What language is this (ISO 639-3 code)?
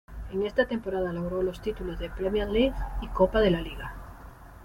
spa